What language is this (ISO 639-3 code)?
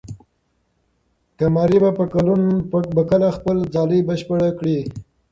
pus